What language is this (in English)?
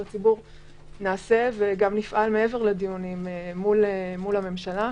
Hebrew